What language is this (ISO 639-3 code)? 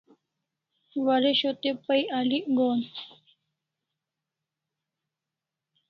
kls